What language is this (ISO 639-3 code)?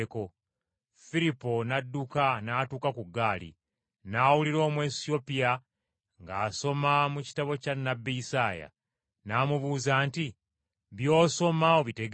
lug